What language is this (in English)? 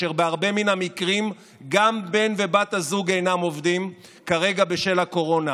Hebrew